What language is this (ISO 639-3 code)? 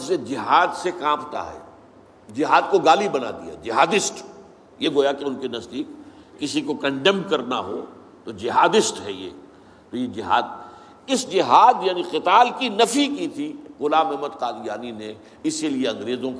urd